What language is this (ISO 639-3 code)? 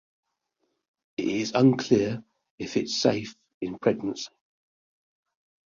eng